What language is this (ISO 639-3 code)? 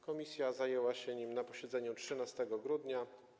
pol